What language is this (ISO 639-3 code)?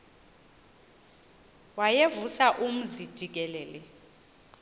xho